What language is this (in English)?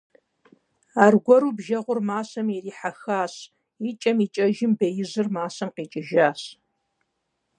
Kabardian